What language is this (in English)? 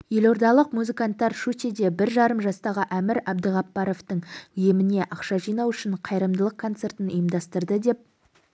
Kazakh